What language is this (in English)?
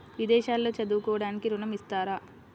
Telugu